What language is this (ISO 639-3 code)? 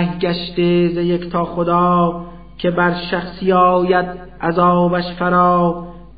fas